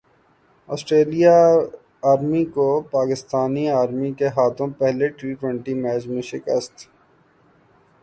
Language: Urdu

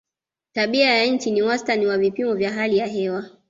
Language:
Swahili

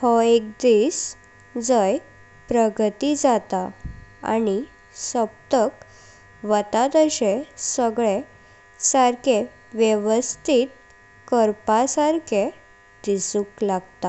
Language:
Konkani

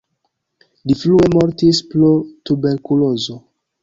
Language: Esperanto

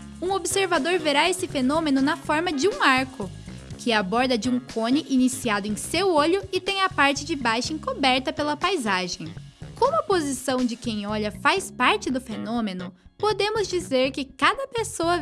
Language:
Portuguese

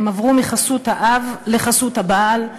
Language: Hebrew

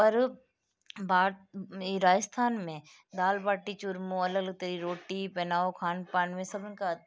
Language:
Sindhi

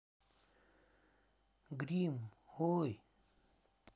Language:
Russian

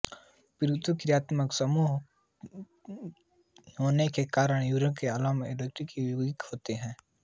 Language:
Hindi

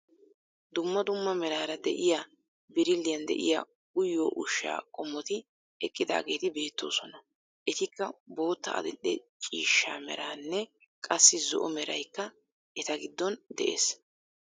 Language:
Wolaytta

